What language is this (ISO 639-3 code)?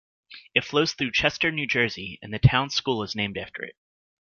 eng